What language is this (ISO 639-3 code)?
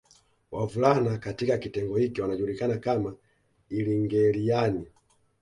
swa